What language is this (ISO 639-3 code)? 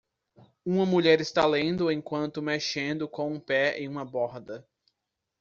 por